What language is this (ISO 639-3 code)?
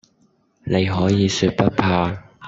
yue